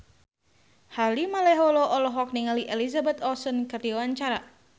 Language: Sundanese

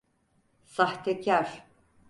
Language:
Turkish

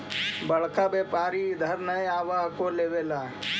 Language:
Magahi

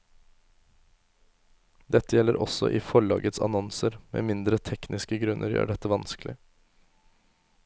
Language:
Norwegian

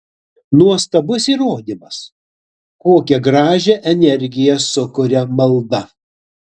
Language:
Lithuanian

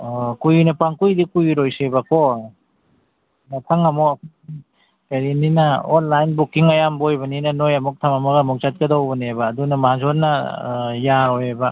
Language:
Manipuri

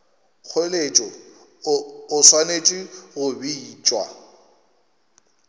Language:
Northern Sotho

